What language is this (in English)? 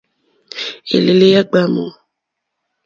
Mokpwe